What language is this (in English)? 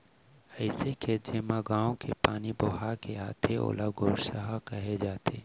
Chhattisgarhi